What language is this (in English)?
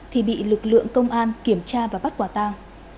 Vietnamese